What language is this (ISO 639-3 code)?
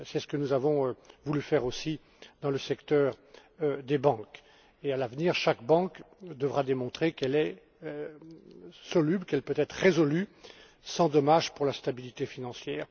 fra